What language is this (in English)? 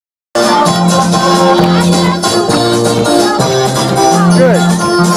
Portuguese